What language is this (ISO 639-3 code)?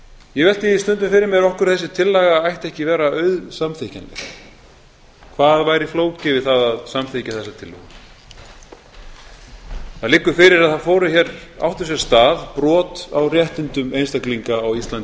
isl